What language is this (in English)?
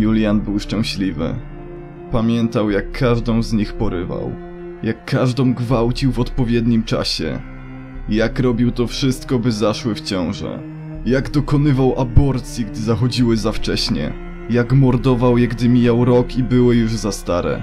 Polish